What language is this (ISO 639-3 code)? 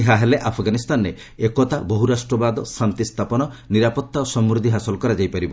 ori